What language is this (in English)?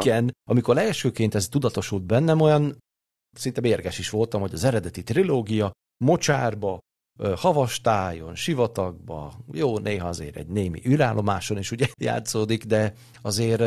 Hungarian